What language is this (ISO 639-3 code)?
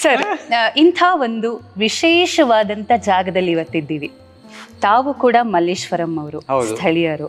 kan